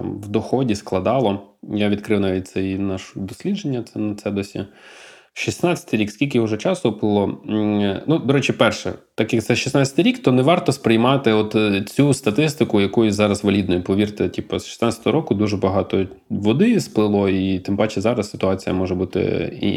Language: Ukrainian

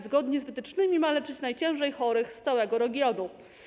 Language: Polish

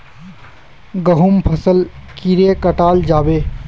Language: Magahi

